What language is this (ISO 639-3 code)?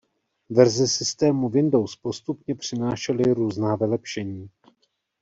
ces